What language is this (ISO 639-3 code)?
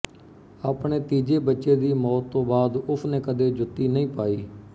pan